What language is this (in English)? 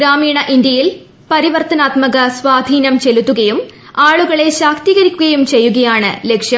Malayalam